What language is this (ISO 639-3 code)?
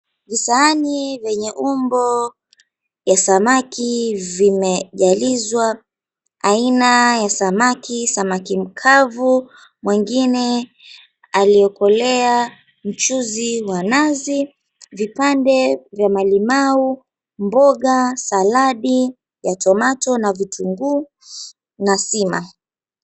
swa